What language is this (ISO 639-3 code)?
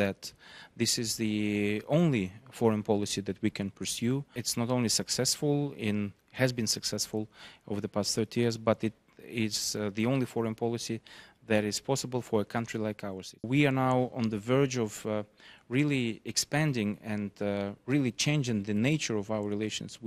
eng